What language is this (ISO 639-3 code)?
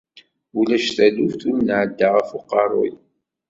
kab